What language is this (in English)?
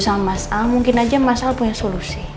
Indonesian